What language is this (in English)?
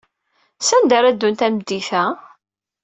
Kabyle